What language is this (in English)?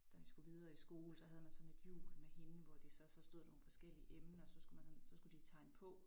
Danish